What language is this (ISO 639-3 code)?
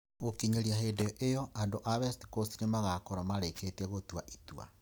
kik